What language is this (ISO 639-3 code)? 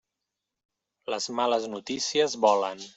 cat